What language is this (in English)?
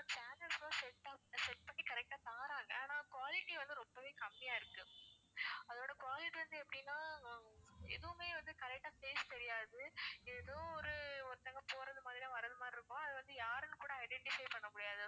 Tamil